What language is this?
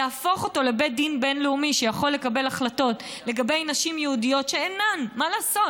Hebrew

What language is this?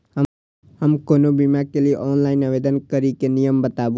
Maithili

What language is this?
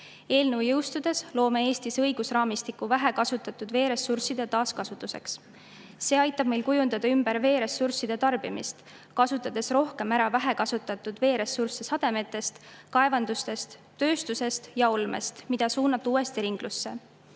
Estonian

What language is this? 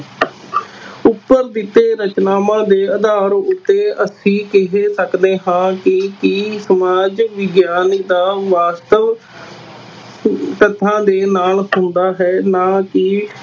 Punjabi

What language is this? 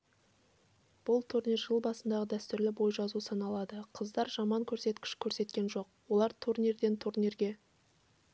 Kazakh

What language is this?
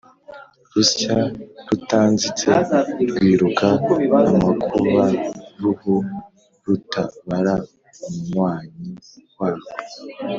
Kinyarwanda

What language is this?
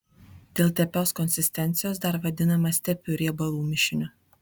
Lithuanian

